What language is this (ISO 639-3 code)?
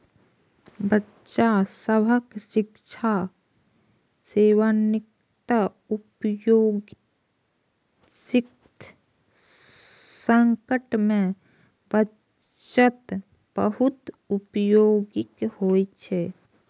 mai